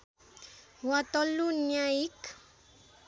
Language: Nepali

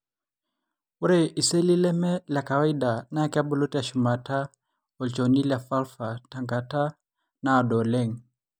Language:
Masai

